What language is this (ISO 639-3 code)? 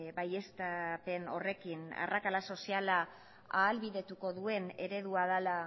eus